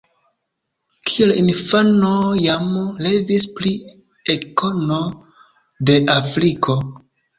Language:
Esperanto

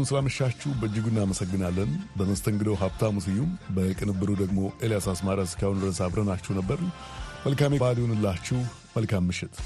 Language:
Amharic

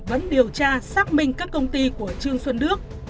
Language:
Vietnamese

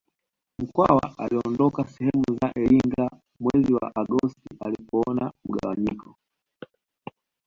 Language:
Swahili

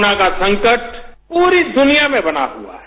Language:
Hindi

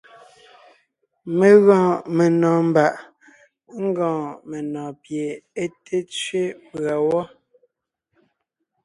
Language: Ngiemboon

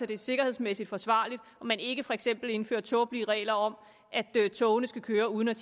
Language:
Danish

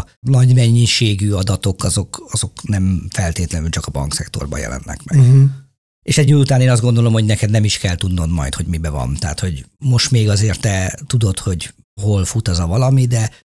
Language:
Hungarian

